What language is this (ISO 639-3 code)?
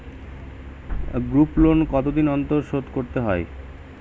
ben